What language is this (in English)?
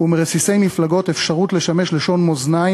Hebrew